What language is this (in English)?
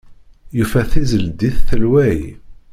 Kabyle